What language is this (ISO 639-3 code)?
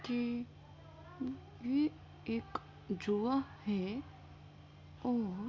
urd